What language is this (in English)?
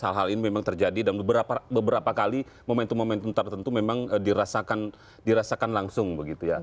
Indonesian